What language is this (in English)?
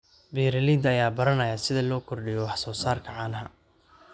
Somali